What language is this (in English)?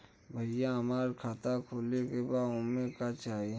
Bhojpuri